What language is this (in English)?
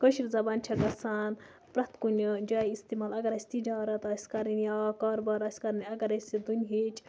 Kashmiri